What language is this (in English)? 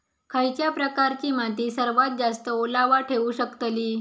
Marathi